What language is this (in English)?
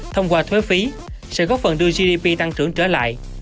Vietnamese